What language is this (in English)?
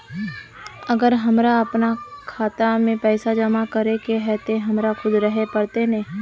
Magahi